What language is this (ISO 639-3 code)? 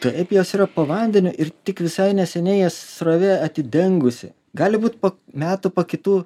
lit